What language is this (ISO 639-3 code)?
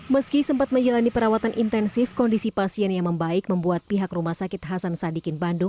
ind